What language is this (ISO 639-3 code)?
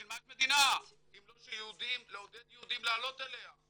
heb